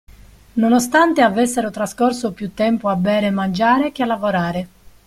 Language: Italian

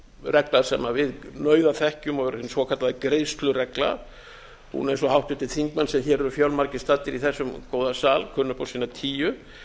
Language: Icelandic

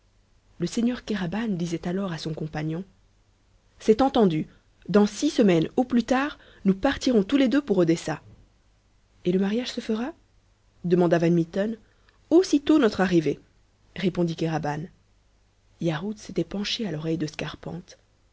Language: French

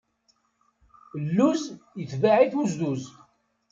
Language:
Kabyle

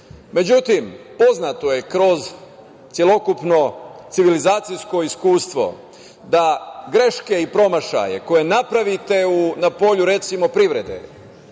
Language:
Serbian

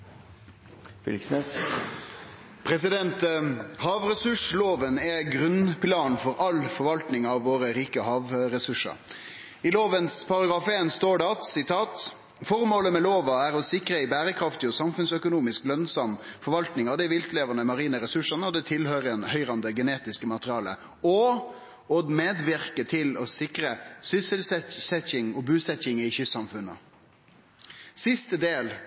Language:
Norwegian Nynorsk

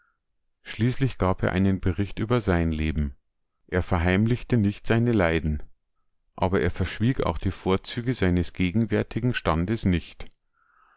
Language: German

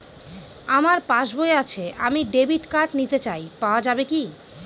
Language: Bangla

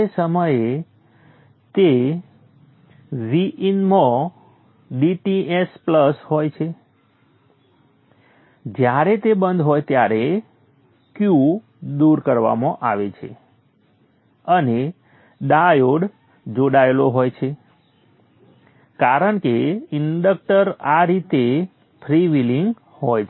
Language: Gujarati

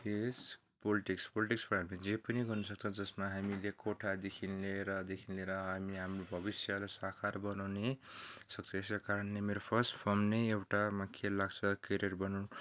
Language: Nepali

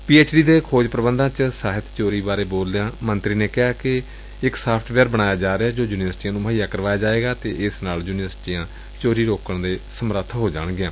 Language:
Punjabi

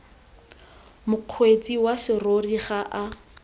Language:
Tswana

